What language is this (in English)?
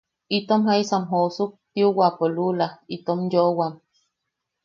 Yaqui